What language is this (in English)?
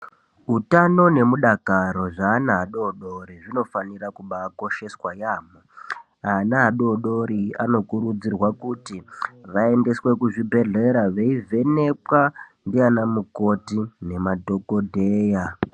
Ndau